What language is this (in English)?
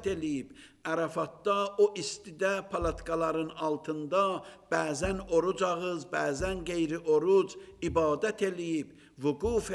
Turkish